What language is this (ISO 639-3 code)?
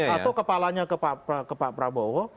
ind